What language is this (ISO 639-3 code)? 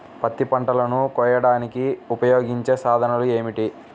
tel